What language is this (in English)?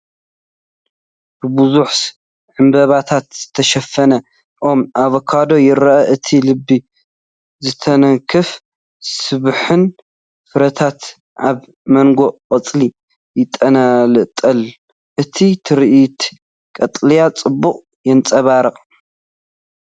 Tigrinya